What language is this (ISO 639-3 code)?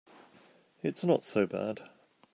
eng